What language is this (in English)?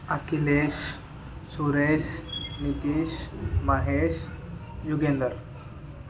Telugu